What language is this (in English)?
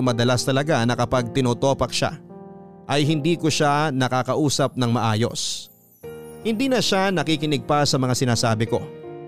Filipino